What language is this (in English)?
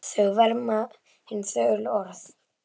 Icelandic